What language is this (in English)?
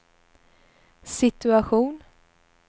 Swedish